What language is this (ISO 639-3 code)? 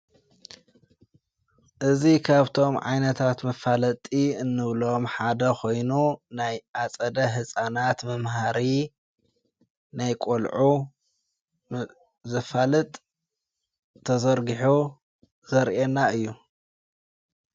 tir